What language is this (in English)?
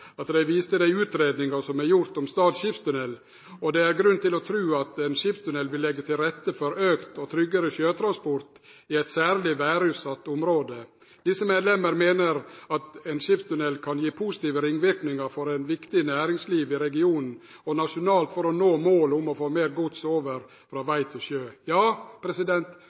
Norwegian Nynorsk